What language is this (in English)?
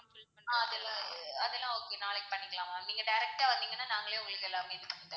Tamil